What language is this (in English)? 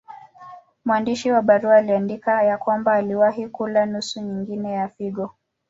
Swahili